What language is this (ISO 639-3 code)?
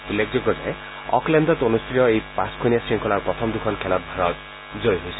asm